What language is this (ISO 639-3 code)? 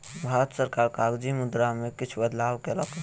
mai